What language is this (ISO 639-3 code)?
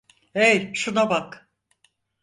tur